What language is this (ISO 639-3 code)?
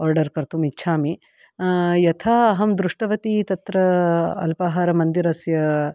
san